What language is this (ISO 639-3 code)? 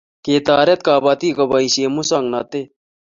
kln